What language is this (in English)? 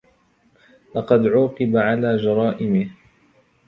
Arabic